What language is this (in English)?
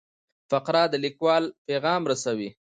Pashto